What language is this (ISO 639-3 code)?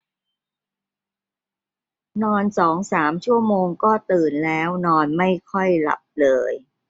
tha